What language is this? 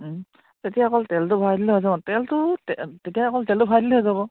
Assamese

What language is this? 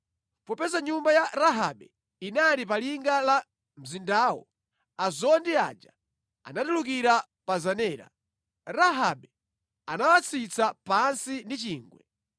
Nyanja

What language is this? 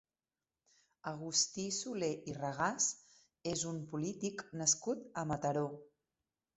Catalan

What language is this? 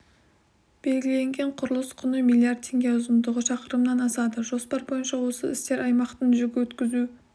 Kazakh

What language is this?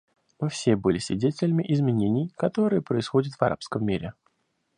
Russian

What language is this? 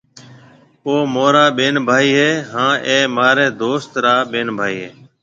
Marwari (Pakistan)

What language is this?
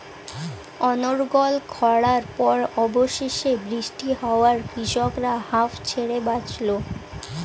Bangla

